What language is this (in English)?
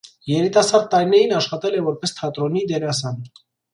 Armenian